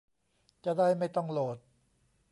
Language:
Thai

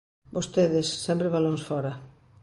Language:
Galician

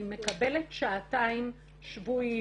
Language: Hebrew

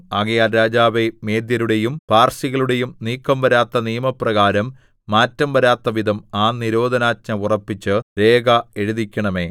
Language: Malayalam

